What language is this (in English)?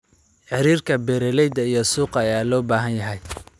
Somali